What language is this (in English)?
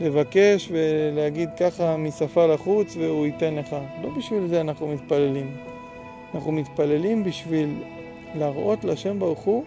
Hebrew